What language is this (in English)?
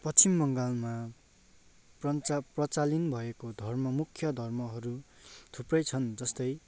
Nepali